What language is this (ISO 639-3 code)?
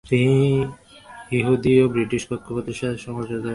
ben